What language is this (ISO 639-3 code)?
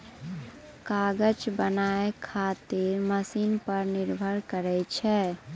mai